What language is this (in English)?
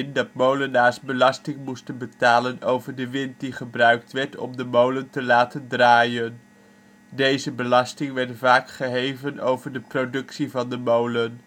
Dutch